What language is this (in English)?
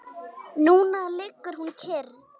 Icelandic